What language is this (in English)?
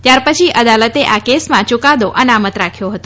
Gujarati